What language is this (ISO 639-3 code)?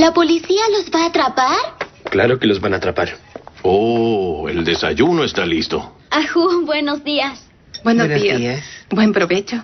spa